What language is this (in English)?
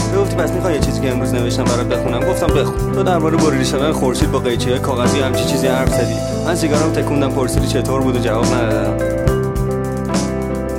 Persian